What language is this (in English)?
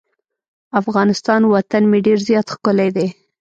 Pashto